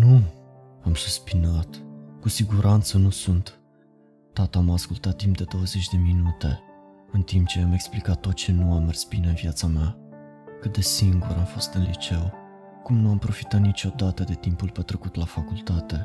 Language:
Romanian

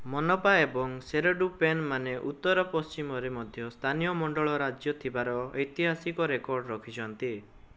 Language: Odia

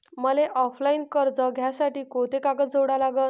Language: Marathi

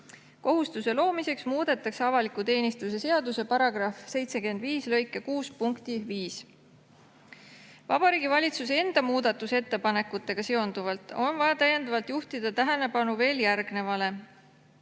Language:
Estonian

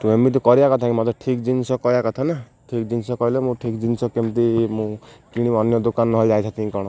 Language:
Odia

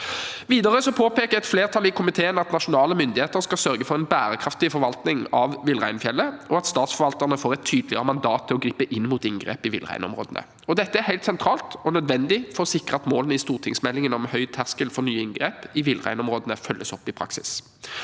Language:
Norwegian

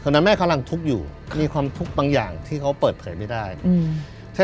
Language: Thai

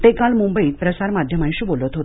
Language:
Marathi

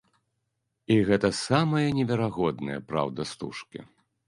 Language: Belarusian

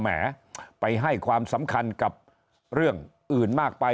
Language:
Thai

